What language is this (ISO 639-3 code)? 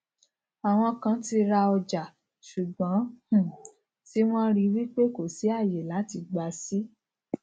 yor